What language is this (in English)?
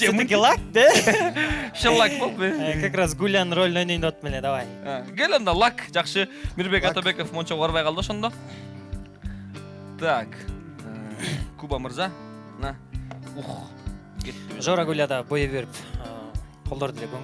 Turkish